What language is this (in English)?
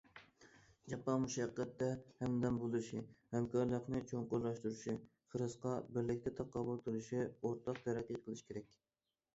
Uyghur